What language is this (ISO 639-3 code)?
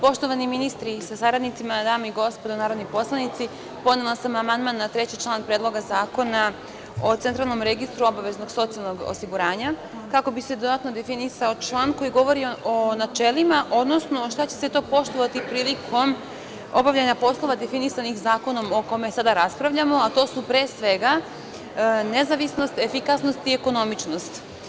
srp